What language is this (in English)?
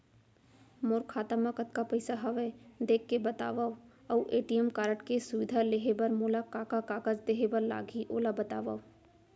Chhattisgarhi